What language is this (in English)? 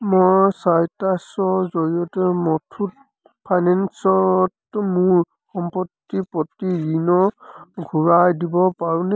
Assamese